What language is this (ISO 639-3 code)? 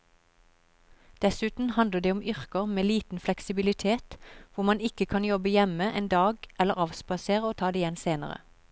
nor